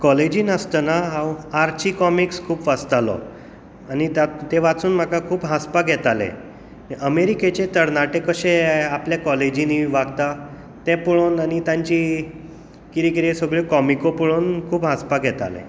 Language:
Konkani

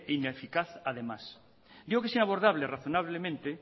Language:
Spanish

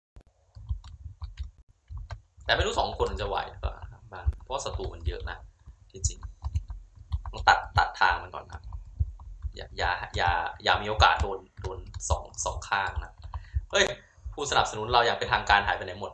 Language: Thai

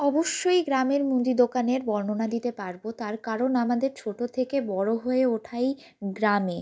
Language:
Bangla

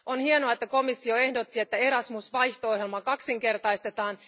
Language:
Finnish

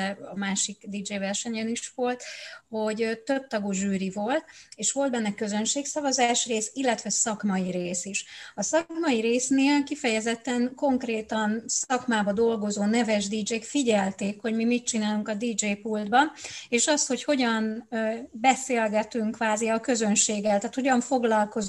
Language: Hungarian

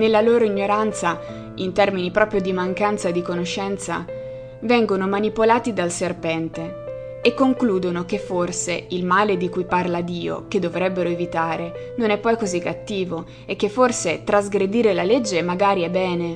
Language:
Italian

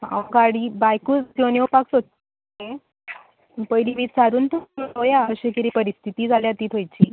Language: Konkani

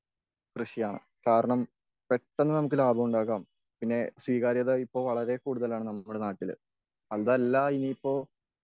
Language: Malayalam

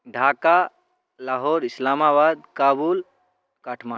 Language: Maithili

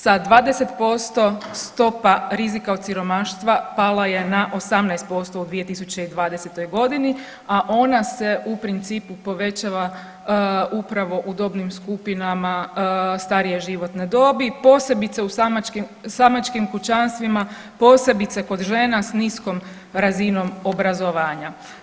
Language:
Croatian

